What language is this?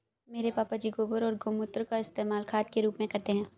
Hindi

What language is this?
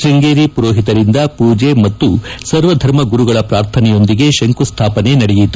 Kannada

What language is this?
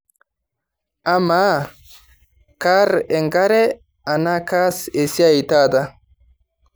Masai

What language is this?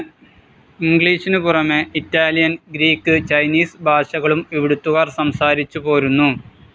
Malayalam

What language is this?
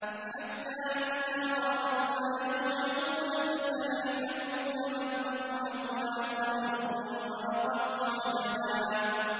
Arabic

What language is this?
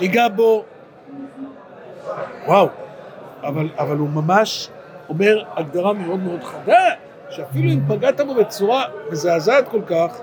Hebrew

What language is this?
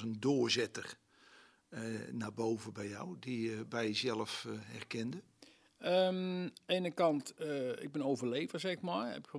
Dutch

